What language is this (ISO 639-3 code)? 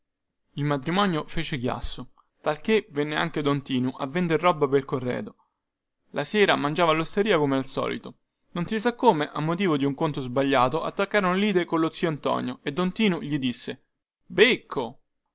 ita